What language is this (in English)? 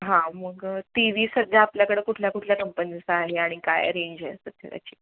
Marathi